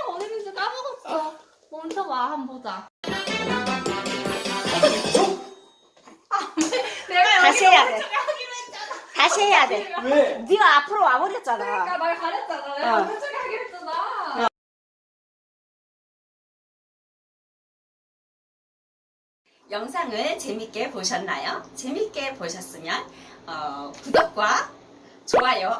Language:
Korean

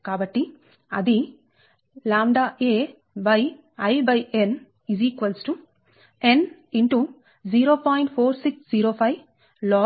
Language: Telugu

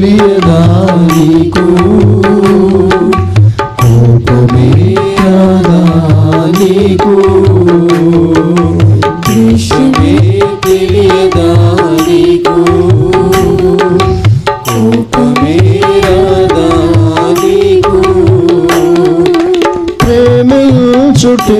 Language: Telugu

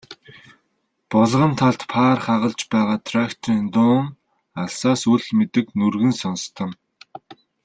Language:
Mongolian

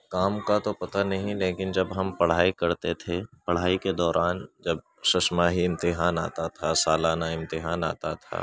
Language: Urdu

